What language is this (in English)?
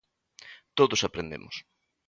Galician